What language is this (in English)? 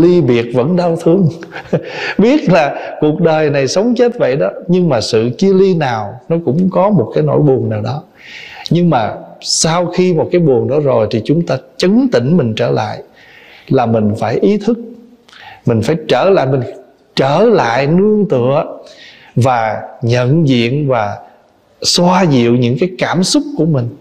Vietnamese